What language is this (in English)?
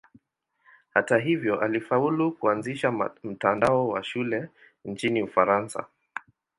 Swahili